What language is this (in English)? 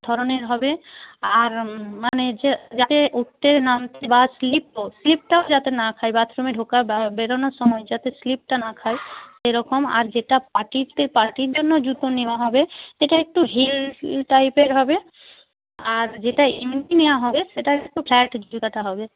Bangla